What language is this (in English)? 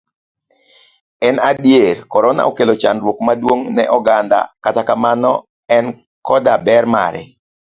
Luo (Kenya and Tanzania)